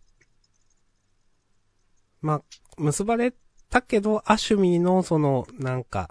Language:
Japanese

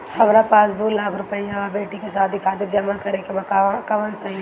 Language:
Bhojpuri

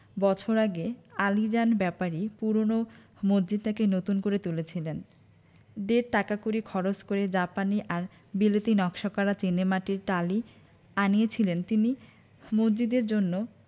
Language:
Bangla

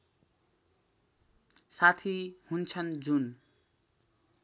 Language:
Nepali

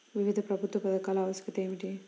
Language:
Telugu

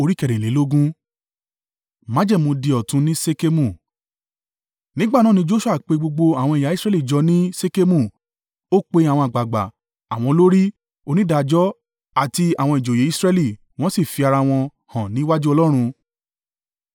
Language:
Yoruba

